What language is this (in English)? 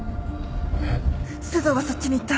Japanese